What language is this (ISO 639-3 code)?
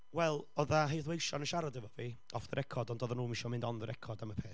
cym